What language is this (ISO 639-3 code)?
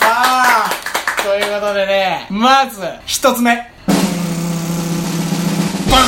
jpn